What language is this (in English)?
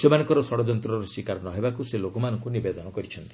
Odia